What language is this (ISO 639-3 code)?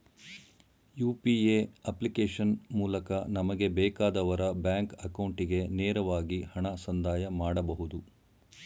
kan